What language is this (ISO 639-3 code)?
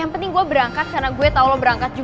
ind